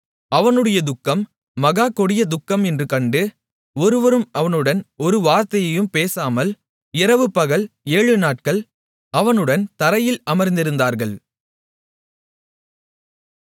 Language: Tamil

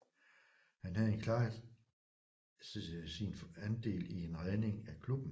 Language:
Danish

